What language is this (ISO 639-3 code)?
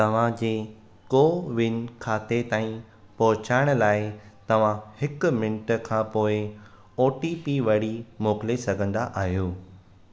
snd